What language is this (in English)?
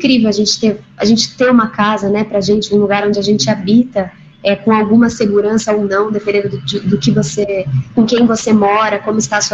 Portuguese